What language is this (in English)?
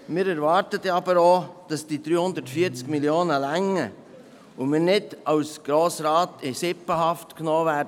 Swiss German